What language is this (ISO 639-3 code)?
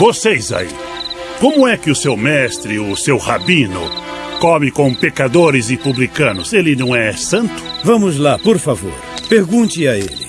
por